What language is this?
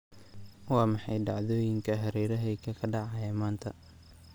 Somali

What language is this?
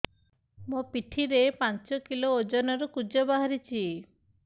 Odia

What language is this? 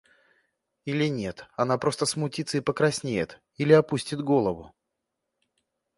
Russian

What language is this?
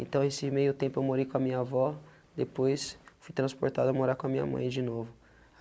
Portuguese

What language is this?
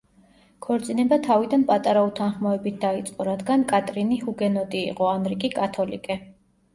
Georgian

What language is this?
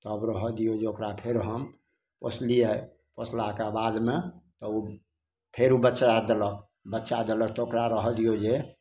Maithili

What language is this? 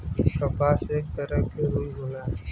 Bhojpuri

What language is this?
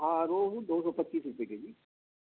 Urdu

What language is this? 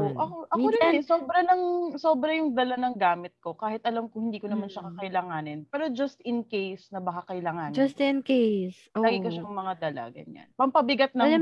Filipino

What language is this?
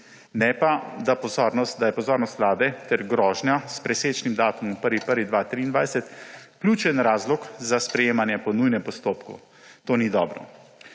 Slovenian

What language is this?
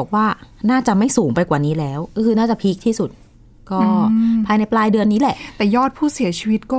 Thai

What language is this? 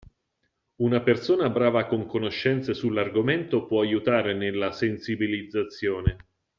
Italian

